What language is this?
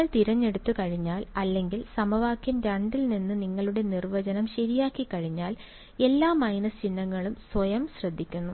Malayalam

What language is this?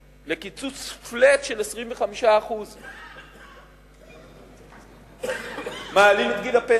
Hebrew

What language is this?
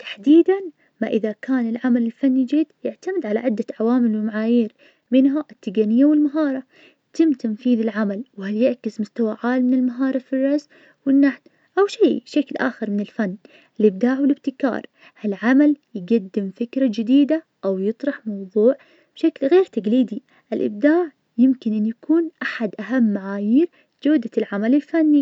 Najdi Arabic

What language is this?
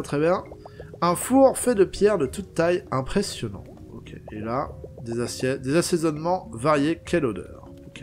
French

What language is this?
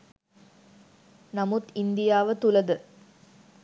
Sinhala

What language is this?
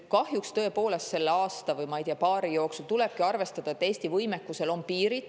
Estonian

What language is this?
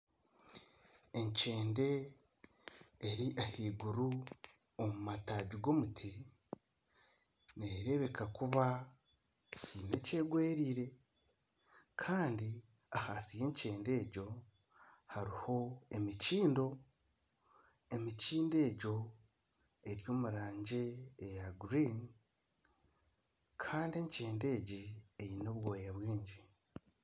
Nyankole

